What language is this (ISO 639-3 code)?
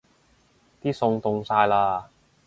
yue